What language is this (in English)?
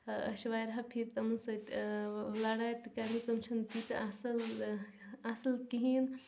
Kashmiri